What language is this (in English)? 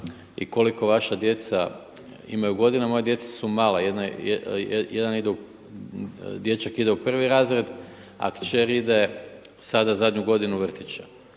Croatian